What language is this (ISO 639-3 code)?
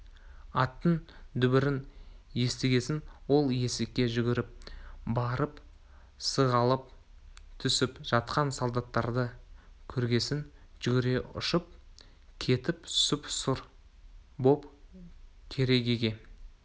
kaz